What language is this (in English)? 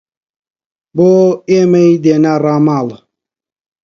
Central Kurdish